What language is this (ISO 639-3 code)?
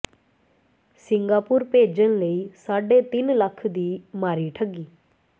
pan